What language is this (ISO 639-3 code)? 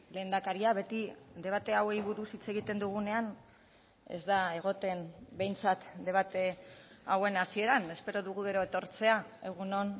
eus